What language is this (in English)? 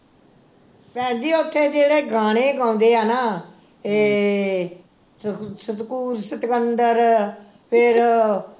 Punjabi